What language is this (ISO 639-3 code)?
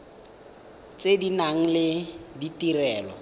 tsn